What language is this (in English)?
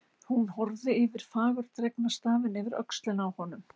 Icelandic